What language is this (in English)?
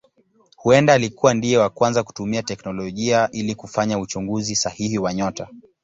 Swahili